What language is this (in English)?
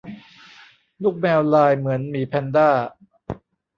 Thai